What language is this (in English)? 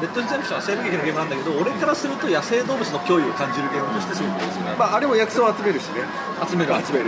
Japanese